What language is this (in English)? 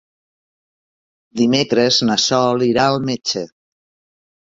Catalan